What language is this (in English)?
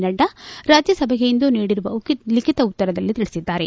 Kannada